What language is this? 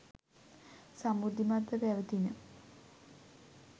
Sinhala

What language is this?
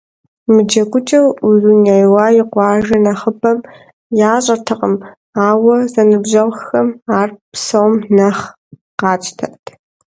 Kabardian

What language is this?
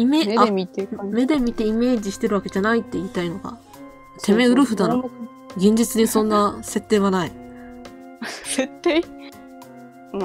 Japanese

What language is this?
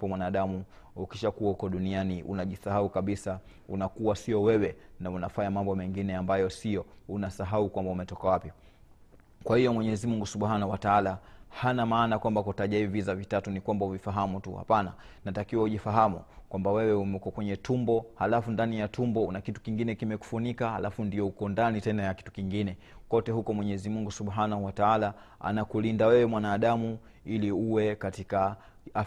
Swahili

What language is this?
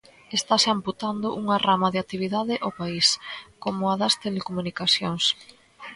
Galician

